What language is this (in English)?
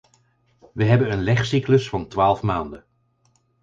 Dutch